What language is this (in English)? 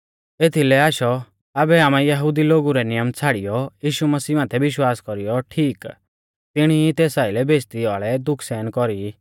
Mahasu Pahari